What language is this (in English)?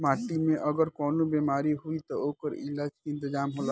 Bhojpuri